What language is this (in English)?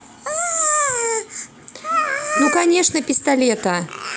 Russian